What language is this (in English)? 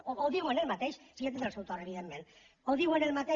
Catalan